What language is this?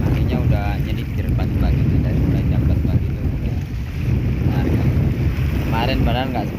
Indonesian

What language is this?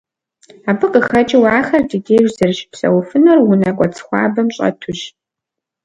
Kabardian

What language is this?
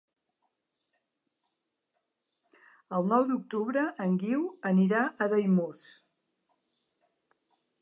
Catalan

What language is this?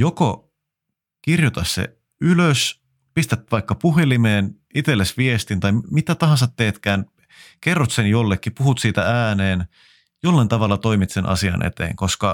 Finnish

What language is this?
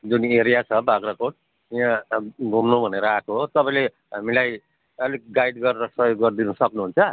Nepali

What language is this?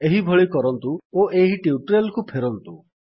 Odia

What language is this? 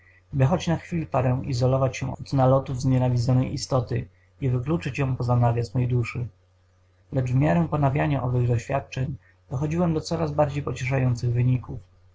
Polish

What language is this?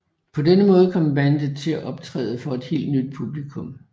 Danish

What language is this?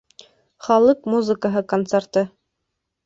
Bashkir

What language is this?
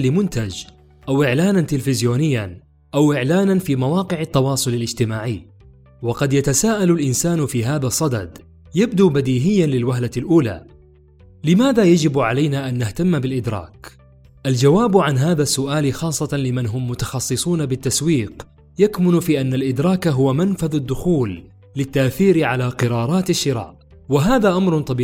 Arabic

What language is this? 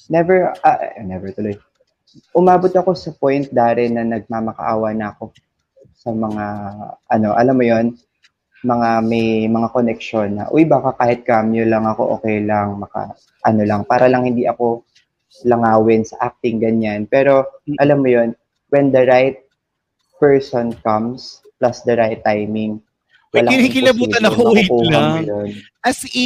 Filipino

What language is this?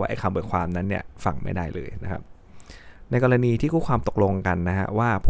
Thai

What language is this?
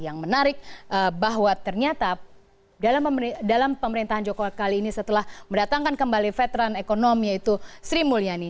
Indonesian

